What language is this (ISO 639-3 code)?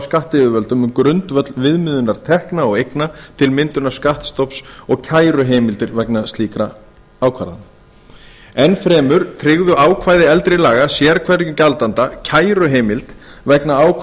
isl